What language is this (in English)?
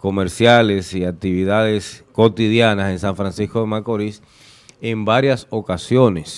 Spanish